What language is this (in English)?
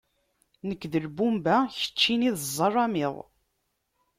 Kabyle